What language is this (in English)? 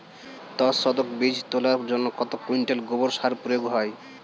Bangla